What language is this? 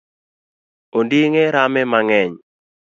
Luo (Kenya and Tanzania)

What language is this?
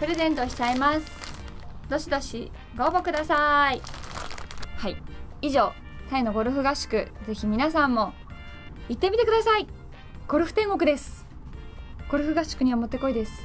Japanese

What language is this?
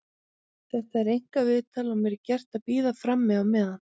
Icelandic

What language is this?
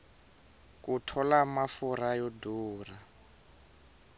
Tsonga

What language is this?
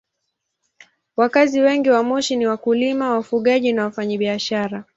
Swahili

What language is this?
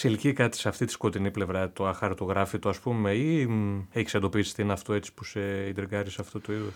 Greek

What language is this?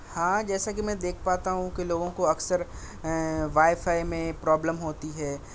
Urdu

